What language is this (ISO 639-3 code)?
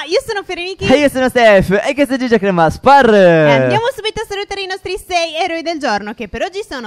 ita